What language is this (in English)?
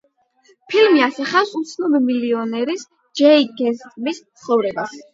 Georgian